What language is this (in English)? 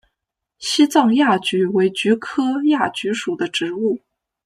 Chinese